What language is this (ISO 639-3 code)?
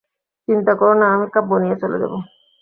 ben